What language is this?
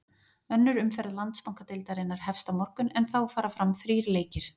Icelandic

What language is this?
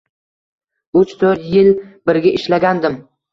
Uzbek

